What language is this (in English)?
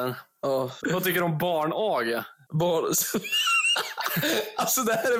Swedish